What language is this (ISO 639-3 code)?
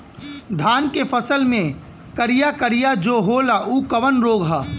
bho